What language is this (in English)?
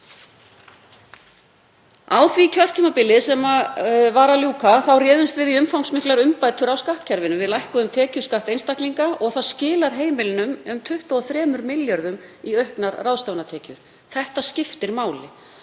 Icelandic